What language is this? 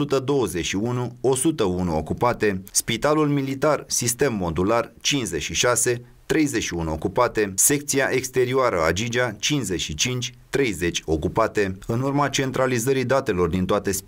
Romanian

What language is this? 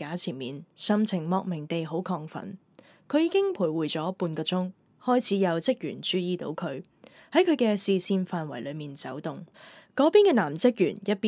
Chinese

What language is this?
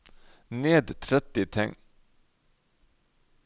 Norwegian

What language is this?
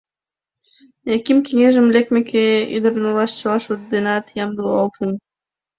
Mari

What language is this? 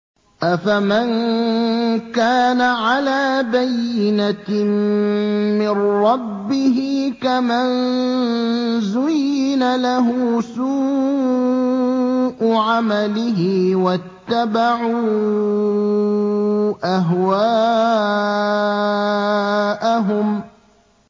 Arabic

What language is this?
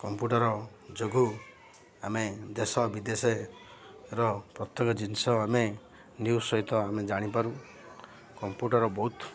Odia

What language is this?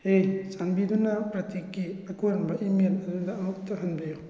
Manipuri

